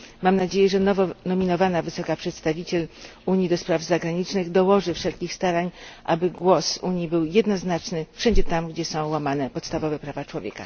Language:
Polish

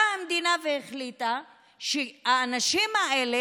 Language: Hebrew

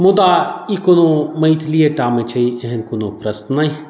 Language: Maithili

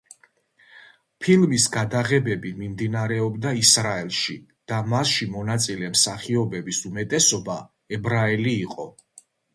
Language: Georgian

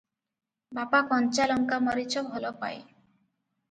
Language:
Odia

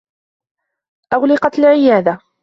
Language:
Arabic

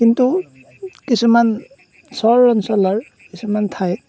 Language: Assamese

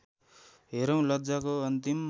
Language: Nepali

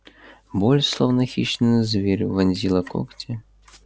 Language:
Russian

